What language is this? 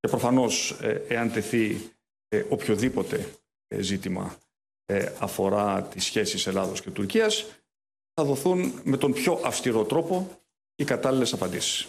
Greek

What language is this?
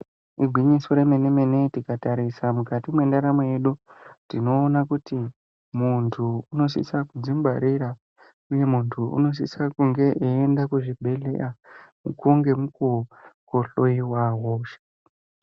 Ndau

